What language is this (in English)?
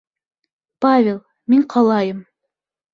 Bashkir